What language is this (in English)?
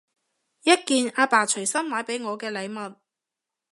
Cantonese